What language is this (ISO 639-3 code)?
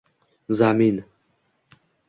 uzb